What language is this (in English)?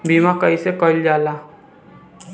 Bhojpuri